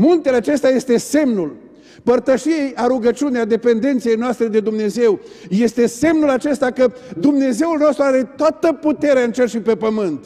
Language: Romanian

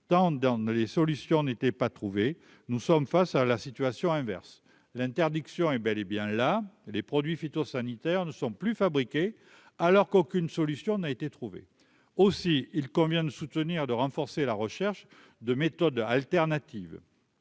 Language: French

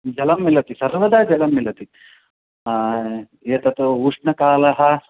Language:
Sanskrit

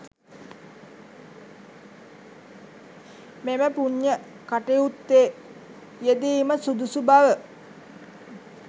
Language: Sinhala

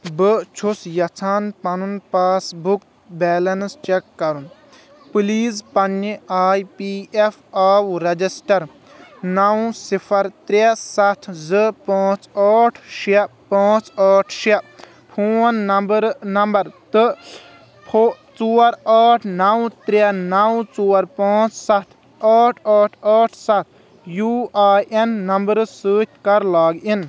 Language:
Kashmiri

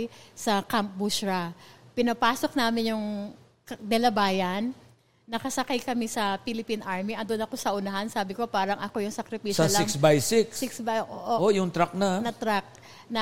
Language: Filipino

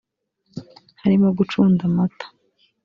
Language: Kinyarwanda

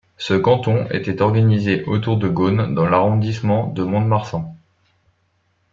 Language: French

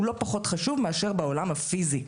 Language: Hebrew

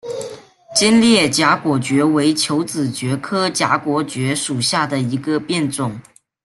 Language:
Chinese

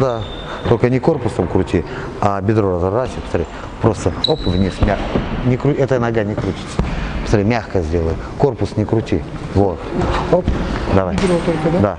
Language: Russian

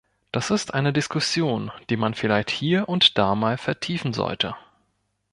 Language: German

